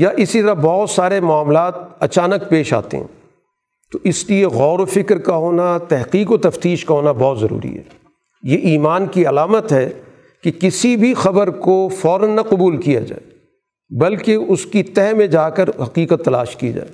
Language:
Urdu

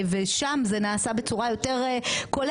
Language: Hebrew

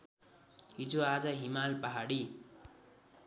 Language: Nepali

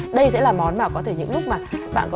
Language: Vietnamese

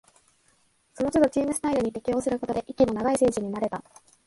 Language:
Japanese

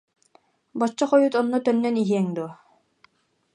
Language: Yakut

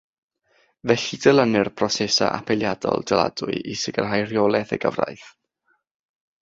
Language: Welsh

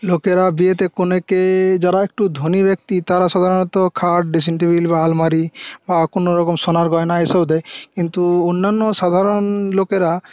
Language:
Bangla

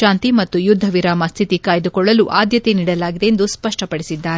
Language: Kannada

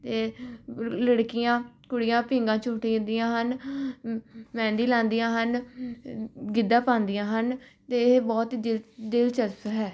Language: Punjabi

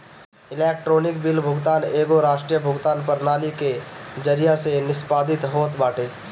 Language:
Bhojpuri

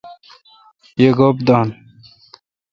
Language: Kalkoti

